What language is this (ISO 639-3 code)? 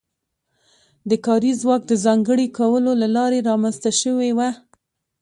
pus